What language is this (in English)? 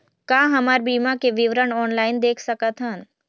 Chhattisgarhi